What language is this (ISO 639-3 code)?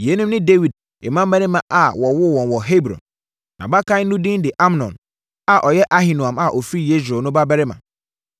aka